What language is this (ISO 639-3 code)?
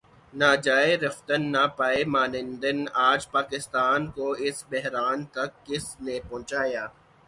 urd